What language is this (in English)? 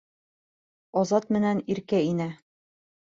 Bashkir